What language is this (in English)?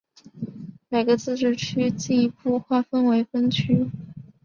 Chinese